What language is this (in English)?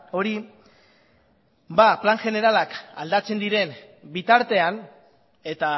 Basque